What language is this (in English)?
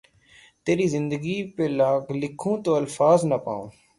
Urdu